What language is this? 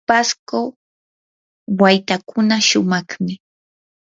Yanahuanca Pasco Quechua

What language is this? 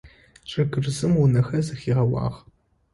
Adyghe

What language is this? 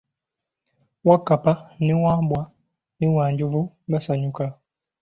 Ganda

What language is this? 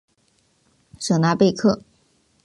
Chinese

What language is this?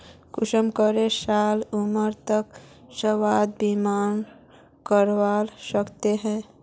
Magahi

